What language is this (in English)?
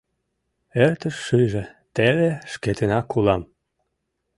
Mari